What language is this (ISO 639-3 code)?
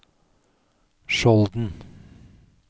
nor